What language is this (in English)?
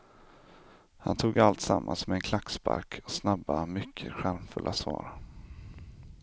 Swedish